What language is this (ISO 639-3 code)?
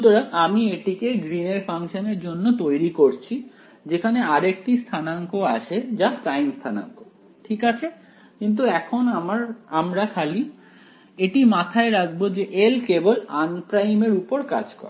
ben